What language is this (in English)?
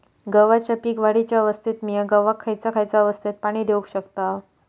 Marathi